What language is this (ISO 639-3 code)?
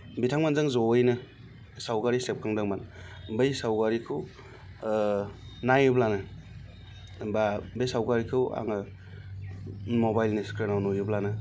brx